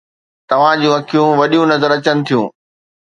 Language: Sindhi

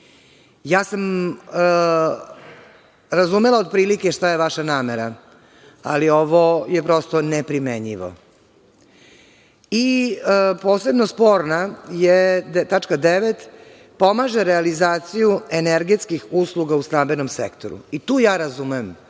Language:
Serbian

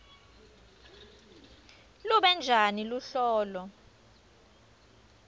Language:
Swati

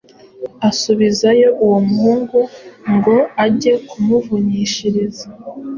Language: Kinyarwanda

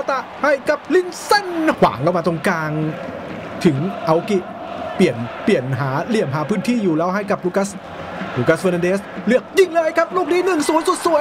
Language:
Thai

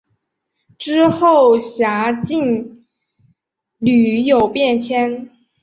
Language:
Chinese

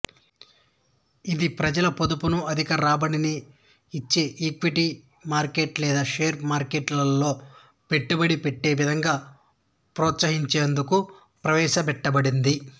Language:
Telugu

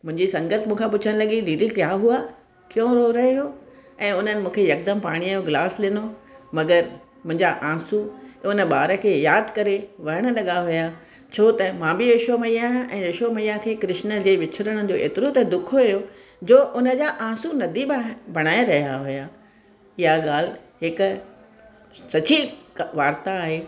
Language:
Sindhi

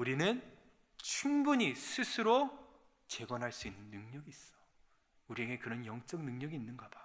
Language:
Korean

